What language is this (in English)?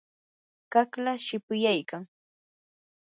Yanahuanca Pasco Quechua